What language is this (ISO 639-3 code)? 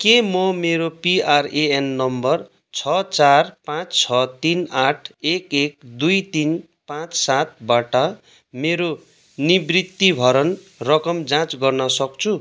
nep